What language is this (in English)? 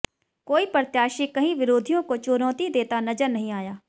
Hindi